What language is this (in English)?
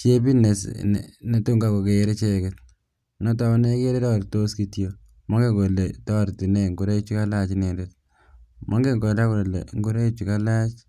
Kalenjin